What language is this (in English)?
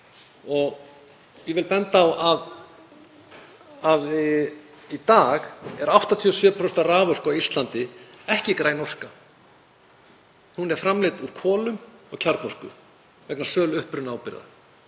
Icelandic